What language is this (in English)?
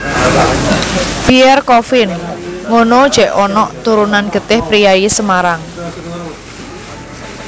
Javanese